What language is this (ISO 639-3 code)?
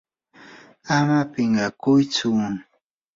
qur